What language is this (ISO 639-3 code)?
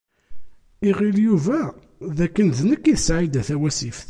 kab